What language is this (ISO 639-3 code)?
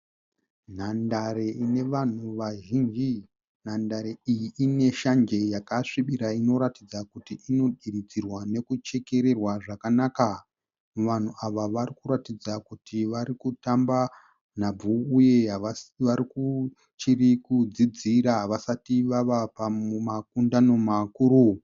sna